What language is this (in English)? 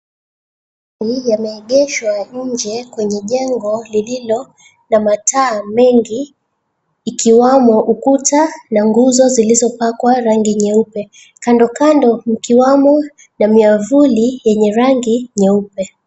Swahili